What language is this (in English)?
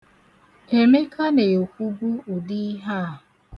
Igbo